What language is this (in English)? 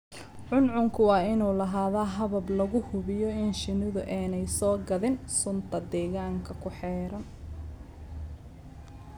Somali